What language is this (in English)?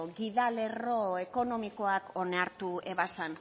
Basque